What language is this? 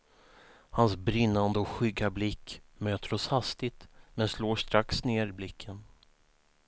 Swedish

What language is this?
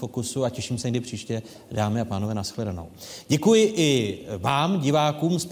Czech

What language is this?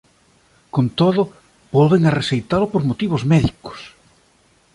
Galician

